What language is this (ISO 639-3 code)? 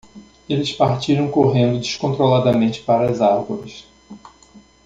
por